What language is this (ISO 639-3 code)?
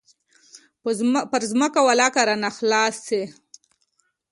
pus